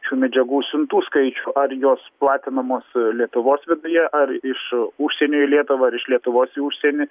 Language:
Lithuanian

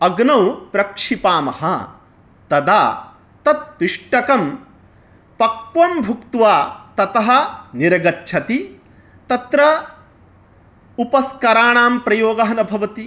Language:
Sanskrit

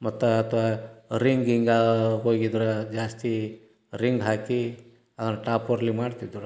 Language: Kannada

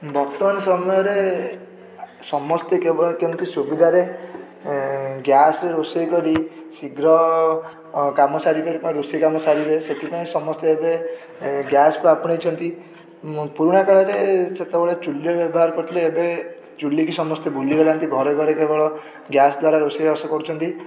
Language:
Odia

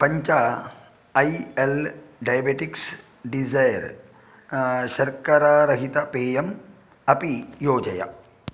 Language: Sanskrit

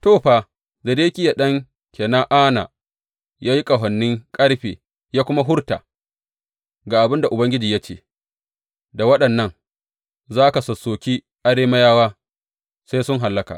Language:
Hausa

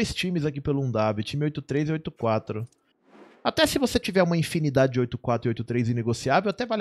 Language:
Portuguese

